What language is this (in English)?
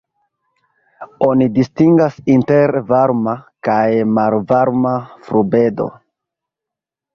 Esperanto